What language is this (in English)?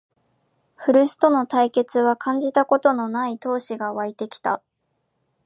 Japanese